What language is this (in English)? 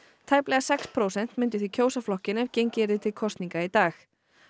Icelandic